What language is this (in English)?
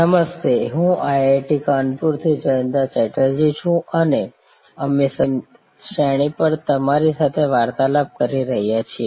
Gujarati